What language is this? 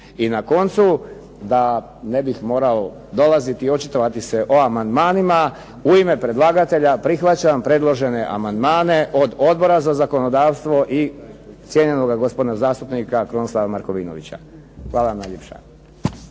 Croatian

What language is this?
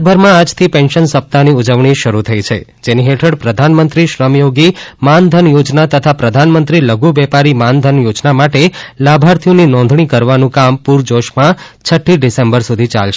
Gujarati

